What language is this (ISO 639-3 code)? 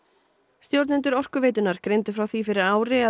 isl